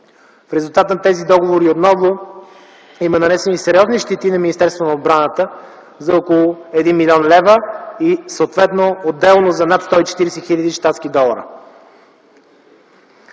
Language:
Bulgarian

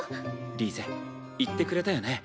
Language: Japanese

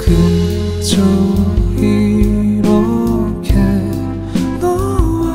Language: Korean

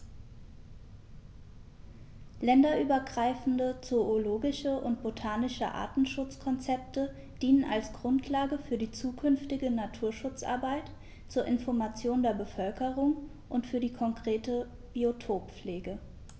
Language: German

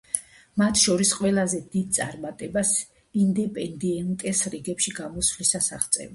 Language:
Georgian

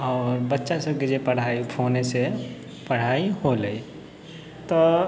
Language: Maithili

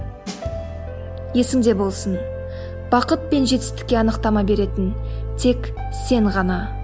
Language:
Kazakh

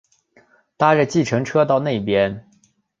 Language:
Chinese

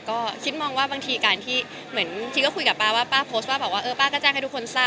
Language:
Thai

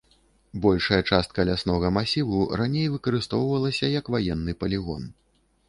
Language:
Belarusian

